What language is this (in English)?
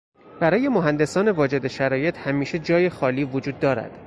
Persian